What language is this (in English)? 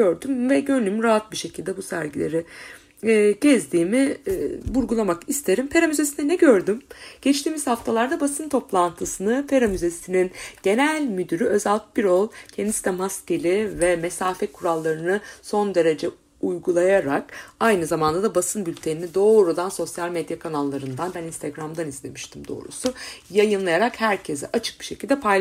Turkish